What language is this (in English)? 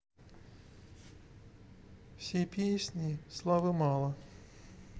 Russian